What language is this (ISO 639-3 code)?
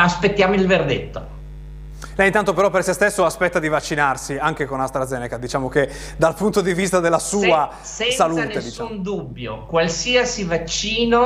ita